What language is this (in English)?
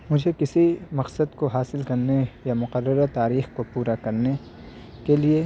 Urdu